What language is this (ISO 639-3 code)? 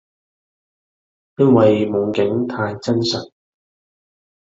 yue